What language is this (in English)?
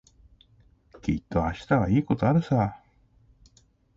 Japanese